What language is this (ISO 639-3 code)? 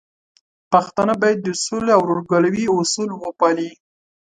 pus